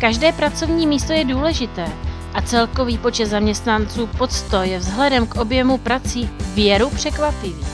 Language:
Czech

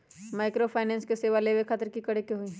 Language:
Magahi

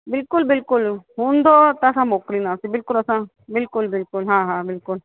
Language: Sindhi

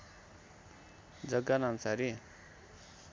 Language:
Nepali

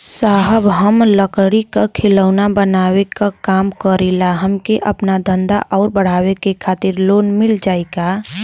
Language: Bhojpuri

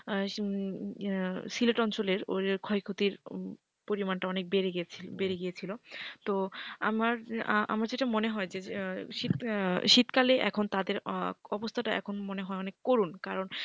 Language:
Bangla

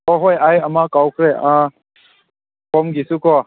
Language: Manipuri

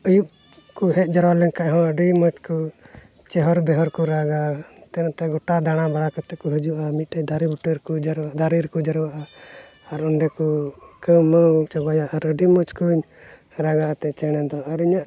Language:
Santali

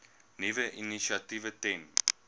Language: Afrikaans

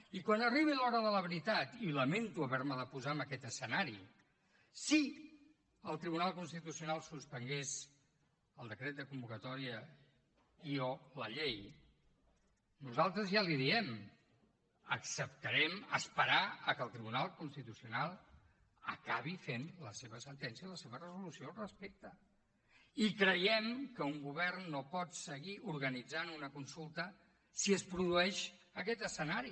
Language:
Catalan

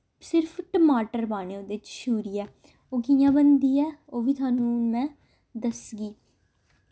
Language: Dogri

